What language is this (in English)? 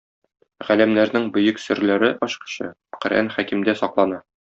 Tatar